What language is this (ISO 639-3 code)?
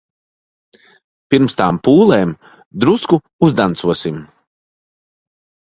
lav